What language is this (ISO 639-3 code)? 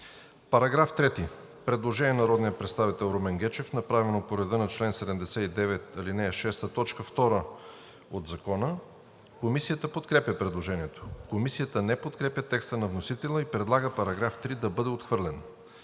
bul